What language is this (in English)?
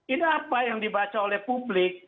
Indonesian